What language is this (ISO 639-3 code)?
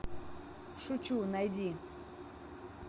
rus